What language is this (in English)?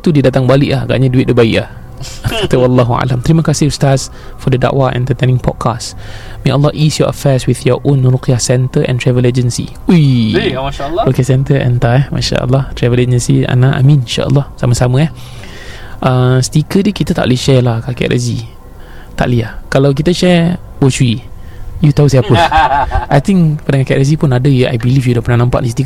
Malay